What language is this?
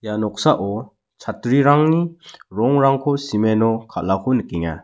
Garo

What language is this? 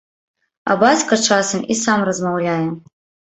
Belarusian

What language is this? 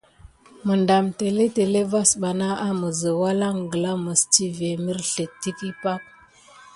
Gidar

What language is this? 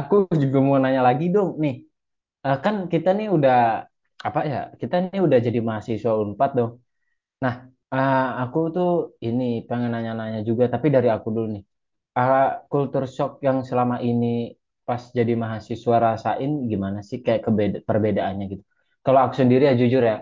Indonesian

